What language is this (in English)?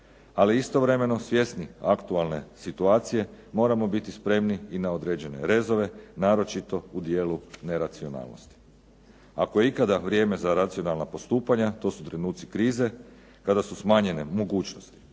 Croatian